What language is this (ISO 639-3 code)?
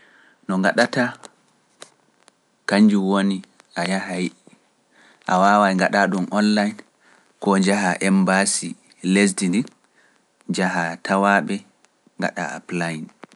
fuf